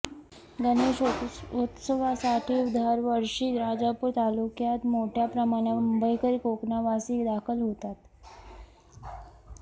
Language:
Marathi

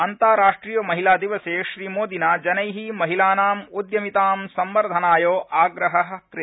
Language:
Sanskrit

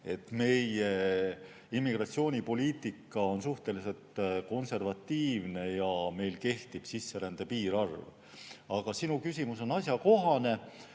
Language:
Estonian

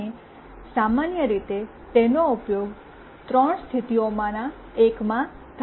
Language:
Gujarati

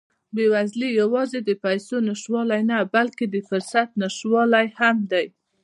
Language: Pashto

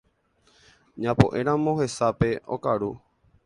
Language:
Guarani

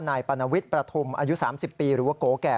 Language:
Thai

